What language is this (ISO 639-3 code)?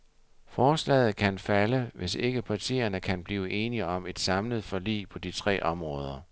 dan